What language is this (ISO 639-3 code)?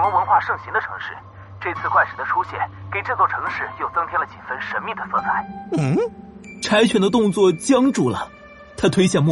zho